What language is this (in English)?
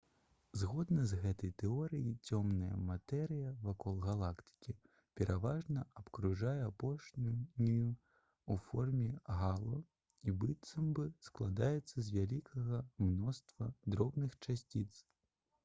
Belarusian